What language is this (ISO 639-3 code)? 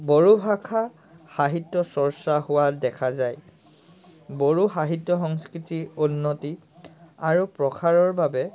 asm